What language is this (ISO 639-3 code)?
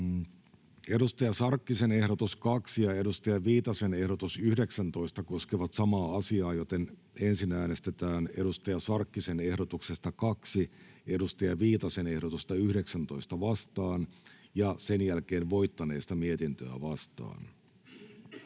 fin